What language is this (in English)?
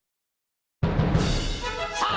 Japanese